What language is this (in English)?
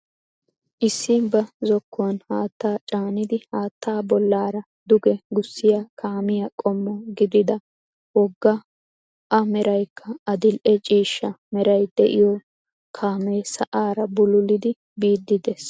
Wolaytta